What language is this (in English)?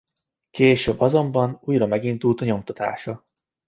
Hungarian